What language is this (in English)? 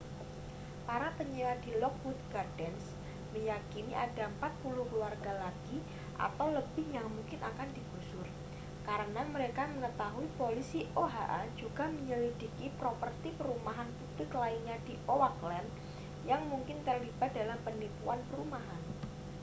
Indonesian